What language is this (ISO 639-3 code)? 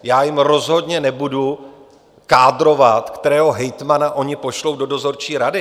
ces